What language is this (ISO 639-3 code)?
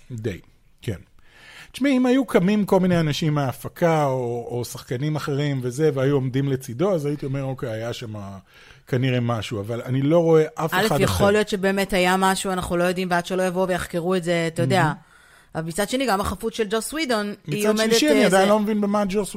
heb